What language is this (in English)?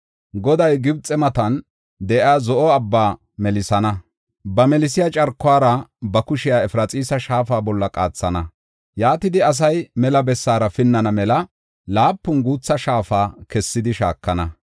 Gofa